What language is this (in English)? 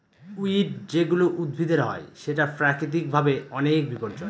Bangla